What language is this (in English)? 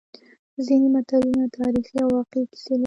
Pashto